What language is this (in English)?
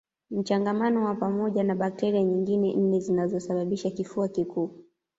Swahili